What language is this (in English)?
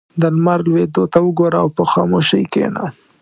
Pashto